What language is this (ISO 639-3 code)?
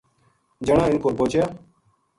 gju